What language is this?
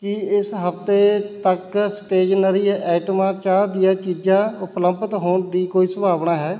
Punjabi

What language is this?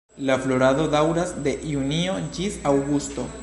Esperanto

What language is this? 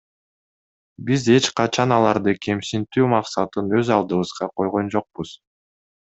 Kyrgyz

